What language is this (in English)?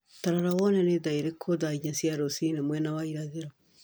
Kikuyu